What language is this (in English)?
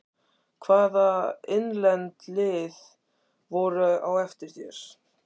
Icelandic